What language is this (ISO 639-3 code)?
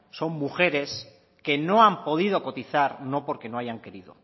spa